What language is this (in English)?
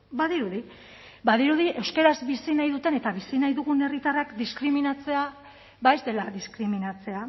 Basque